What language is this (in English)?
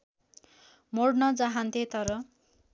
Nepali